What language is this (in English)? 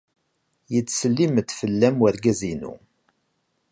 Kabyle